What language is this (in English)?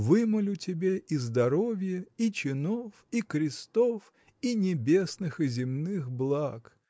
Russian